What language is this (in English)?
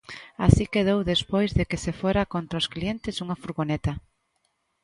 Galician